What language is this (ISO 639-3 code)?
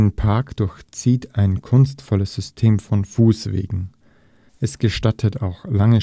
deu